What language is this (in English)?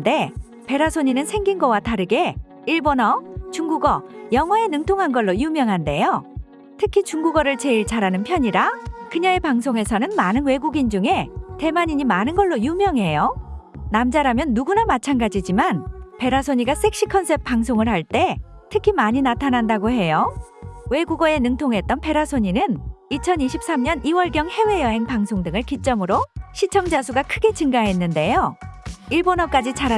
Korean